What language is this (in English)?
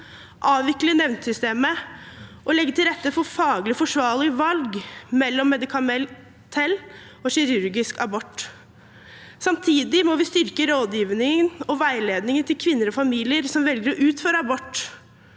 Norwegian